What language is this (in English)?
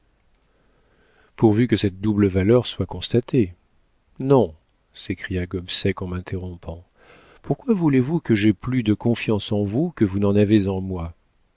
French